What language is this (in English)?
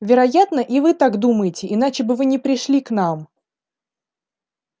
Russian